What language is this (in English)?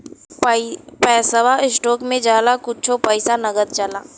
Bhojpuri